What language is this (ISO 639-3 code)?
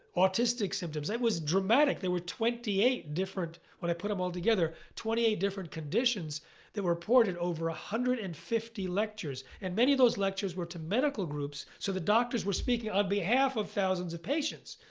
eng